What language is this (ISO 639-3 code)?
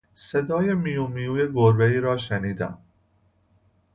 fas